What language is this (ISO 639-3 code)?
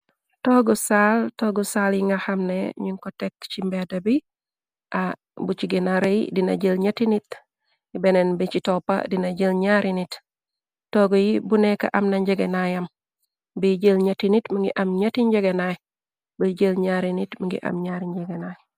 wol